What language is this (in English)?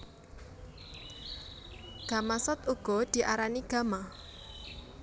Javanese